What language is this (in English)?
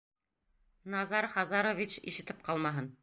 Bashkir